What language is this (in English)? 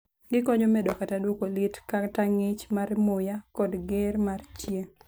Luo (Kenya and Tanzania)